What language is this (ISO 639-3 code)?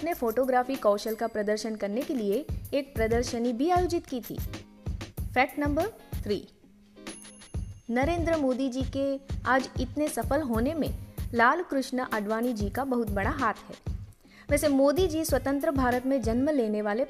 hin